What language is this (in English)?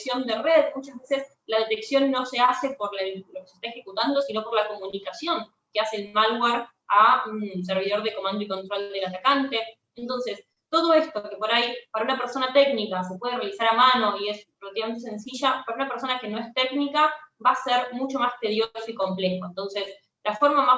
Spanish